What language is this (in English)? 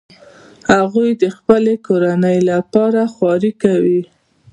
Pashto